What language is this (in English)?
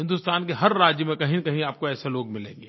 Hindi